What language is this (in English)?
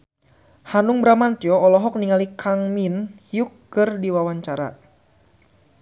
Sundanese